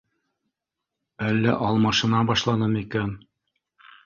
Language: Bashkir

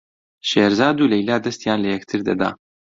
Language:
Central Kurdish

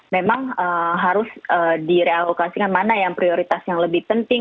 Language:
Indonesian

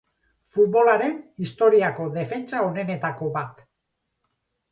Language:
Basque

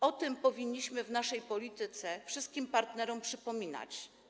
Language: Polish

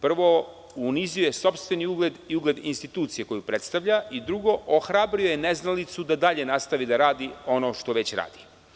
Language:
Serbian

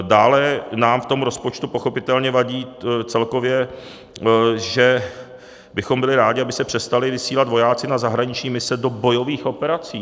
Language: Czech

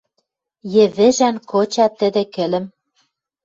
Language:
Western Mari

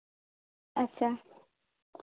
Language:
Santali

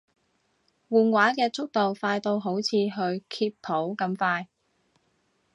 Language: Cantonese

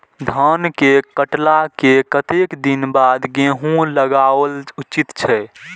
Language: Maithili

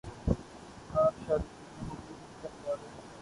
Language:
Urdu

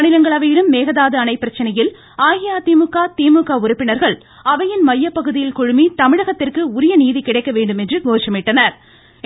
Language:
Tamil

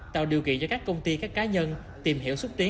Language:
Vietnamese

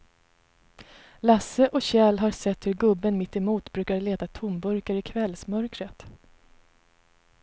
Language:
Swedish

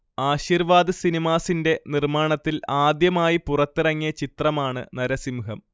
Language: Malayalam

